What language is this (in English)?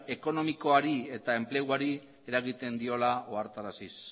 Basque